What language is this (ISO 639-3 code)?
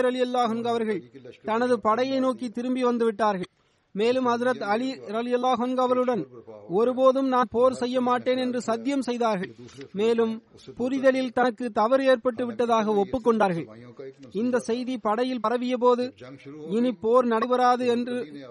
tam